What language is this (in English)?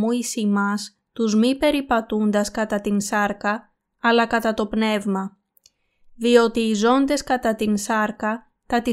Greek